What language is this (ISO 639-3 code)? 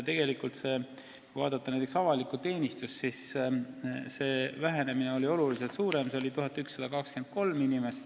est